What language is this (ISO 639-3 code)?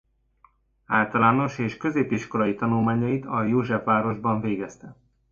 hun